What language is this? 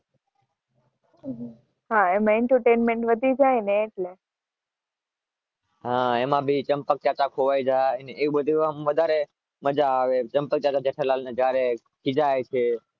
Gujarati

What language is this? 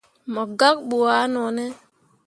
Mundang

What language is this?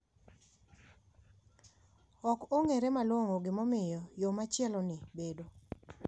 Luo (Kenya and Tanzania)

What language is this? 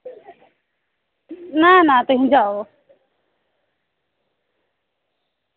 Dogri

